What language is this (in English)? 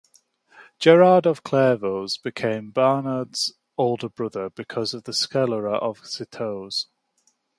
English